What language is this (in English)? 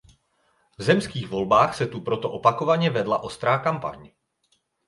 Czech